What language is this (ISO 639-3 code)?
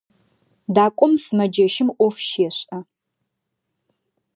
ady